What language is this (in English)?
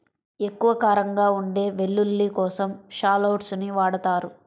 Telugu